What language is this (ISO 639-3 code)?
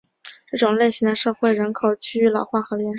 zho